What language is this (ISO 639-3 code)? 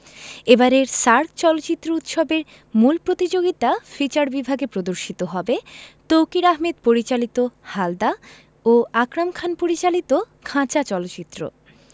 ben